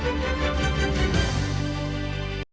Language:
Ukrainian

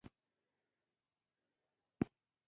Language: Pashto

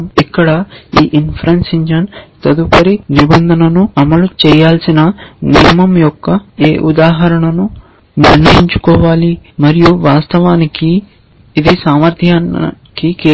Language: Telugu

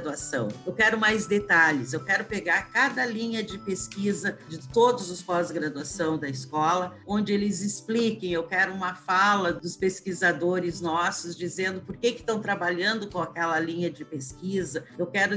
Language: Portuguese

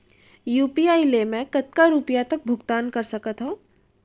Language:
Chhattisgarhi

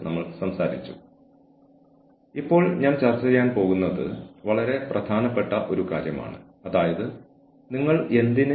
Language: Malayalam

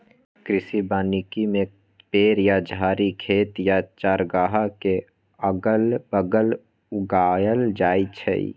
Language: Magahi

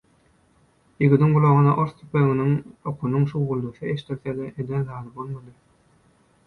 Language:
Turkmen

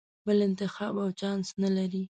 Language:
Pashto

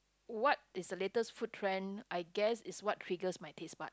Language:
English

